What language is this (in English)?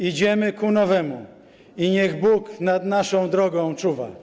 Polish